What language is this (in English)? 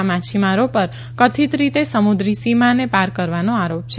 Gujarati